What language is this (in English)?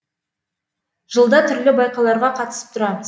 Kazakh